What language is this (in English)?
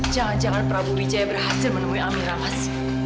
Indonesian